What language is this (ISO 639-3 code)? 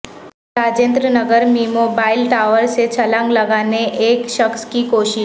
urd